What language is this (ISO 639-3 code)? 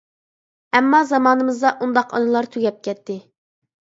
uig